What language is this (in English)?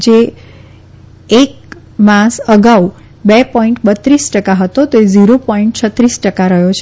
Gujarati